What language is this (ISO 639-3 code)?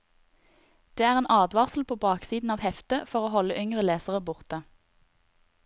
nor